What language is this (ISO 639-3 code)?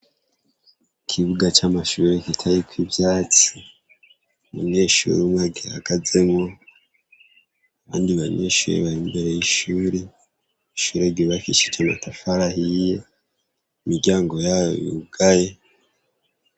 run